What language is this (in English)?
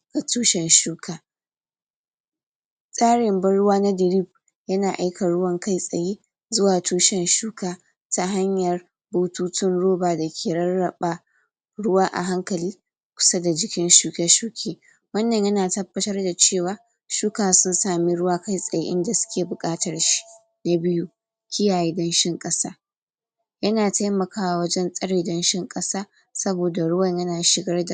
Hausa